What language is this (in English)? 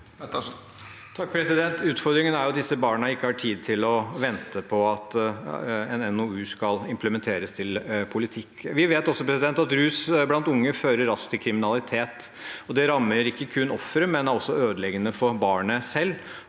Norwegian